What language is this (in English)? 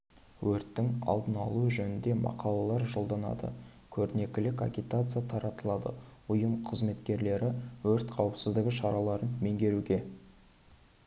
Kazakh